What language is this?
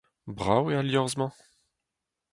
Breton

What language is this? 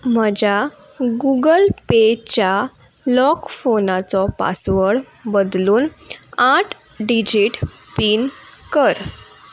Konkani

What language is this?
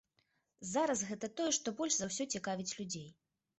Belarusian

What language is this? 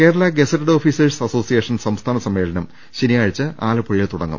Malayalam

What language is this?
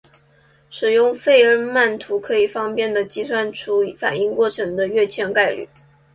Chinese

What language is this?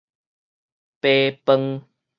Min Nan Chinese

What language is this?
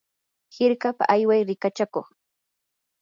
Yanahuanca Pasco Quechua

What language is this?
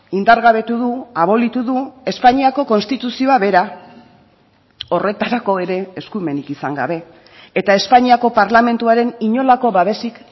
Basque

